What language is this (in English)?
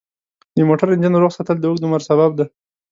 Pashto